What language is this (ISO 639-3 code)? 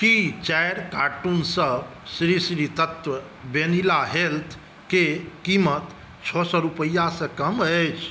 mai